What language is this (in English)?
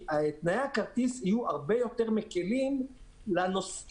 Hebrew